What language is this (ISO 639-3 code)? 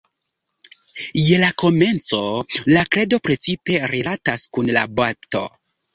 epo